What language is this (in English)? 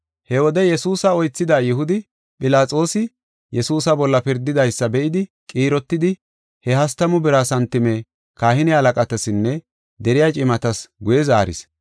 Gofa